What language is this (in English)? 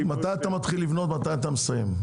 Hebrew